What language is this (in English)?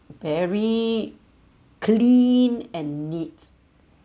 English